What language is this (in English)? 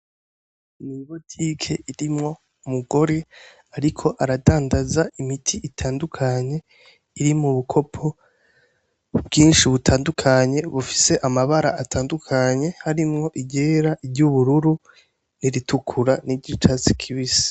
Rundi